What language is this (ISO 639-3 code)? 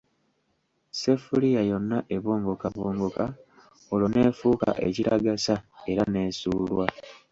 lug